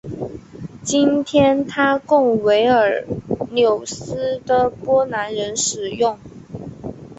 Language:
Chinese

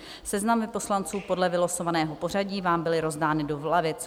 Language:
Czech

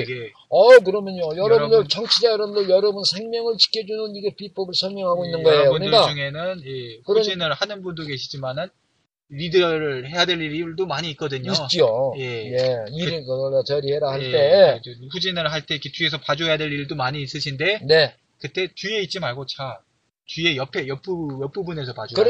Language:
Korean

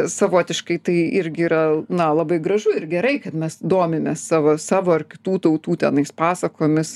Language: Lithuanian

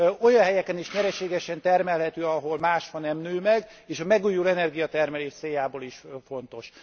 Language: Hungarian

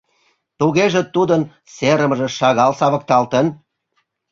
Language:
Mari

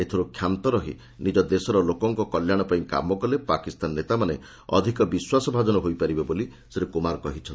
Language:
Odia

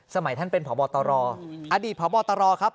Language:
Thai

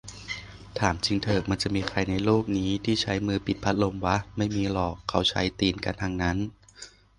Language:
Thai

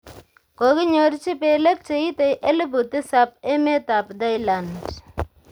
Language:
Kalenjin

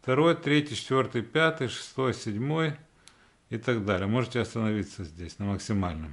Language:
Russian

